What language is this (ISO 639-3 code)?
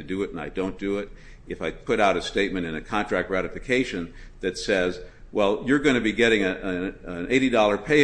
eng